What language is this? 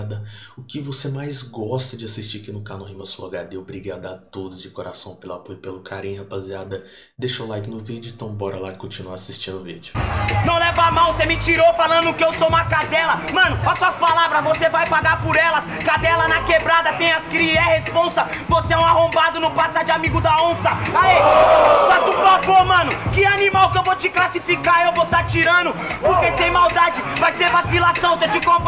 Portuguese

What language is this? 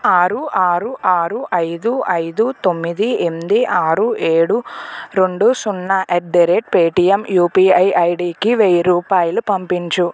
Telugu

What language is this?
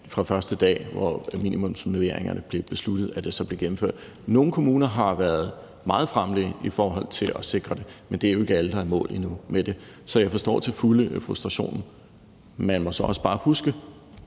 Danish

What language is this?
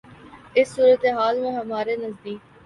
Urdu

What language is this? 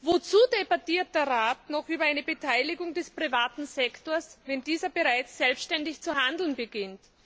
German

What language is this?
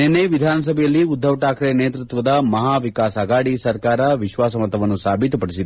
Kannada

